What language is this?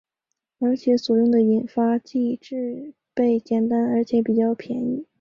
Chinese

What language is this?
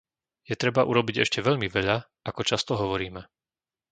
Slovak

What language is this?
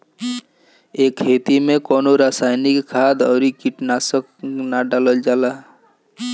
Bhojpuri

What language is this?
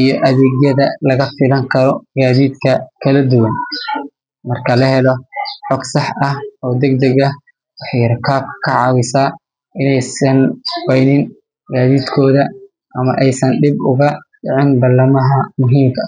Somali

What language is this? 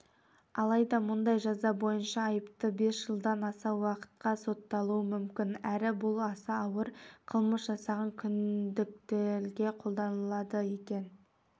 Kazakh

